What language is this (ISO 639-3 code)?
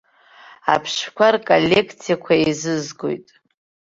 abk